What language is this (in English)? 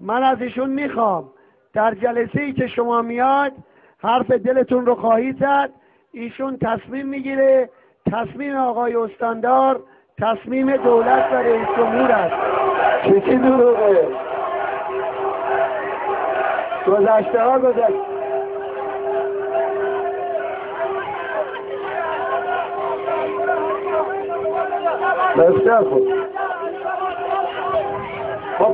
Persian